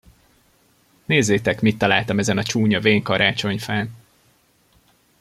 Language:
Hungarian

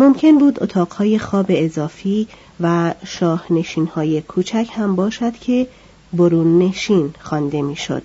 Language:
Persian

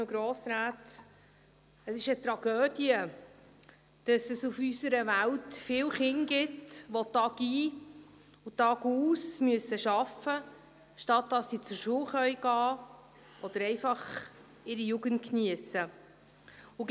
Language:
Swiss German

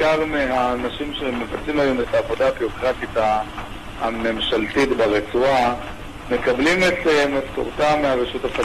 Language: Hebrew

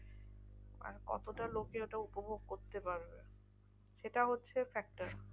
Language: Bangla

